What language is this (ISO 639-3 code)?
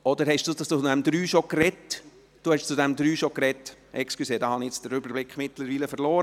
gsw